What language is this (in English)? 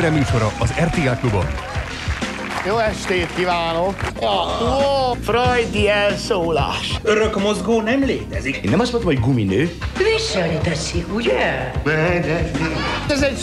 Hungarian